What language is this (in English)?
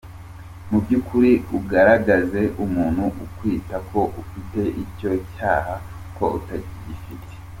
Kinyarwanda